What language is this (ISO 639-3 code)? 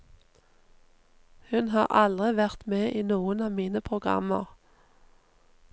nor